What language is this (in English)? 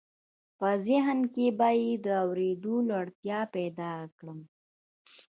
Pashto